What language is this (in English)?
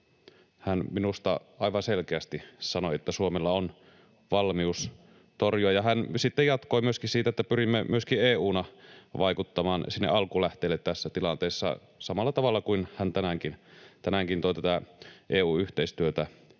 Finnish